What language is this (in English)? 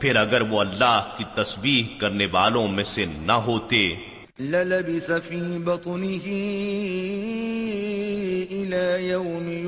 Urdu